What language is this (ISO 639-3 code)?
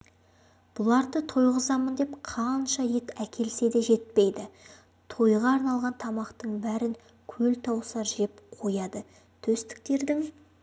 kaz